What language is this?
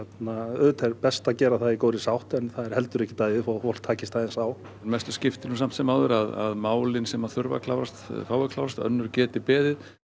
Icelandic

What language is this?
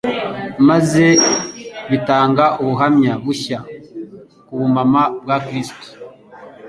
Kinyarwanda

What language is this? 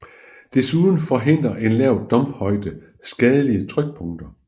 Danish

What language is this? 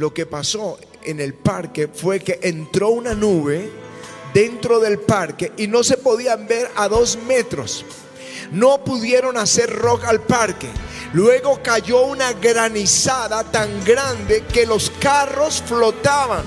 Spanish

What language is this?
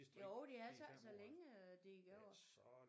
Danish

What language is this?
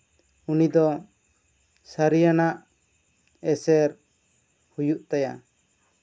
Santali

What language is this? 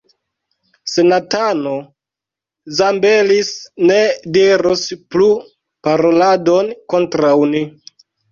Esperanto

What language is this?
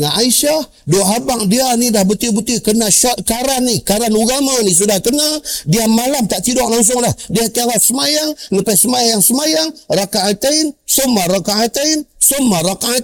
Malay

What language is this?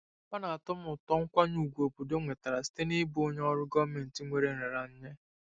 Igbo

